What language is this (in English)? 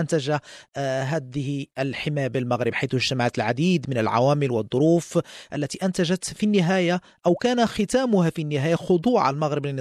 Arabic